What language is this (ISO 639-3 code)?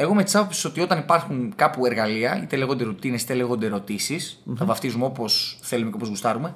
ell